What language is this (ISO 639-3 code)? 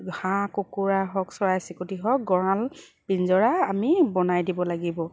asm